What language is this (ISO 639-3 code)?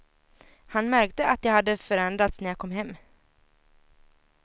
swe